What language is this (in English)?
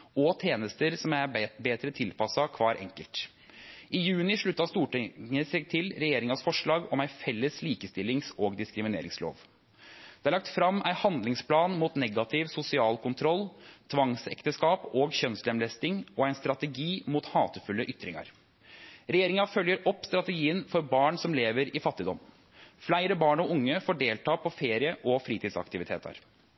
Norwegian Nynorsk